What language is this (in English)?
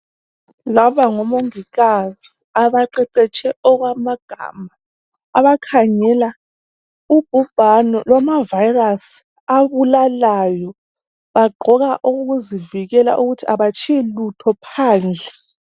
North Ndebele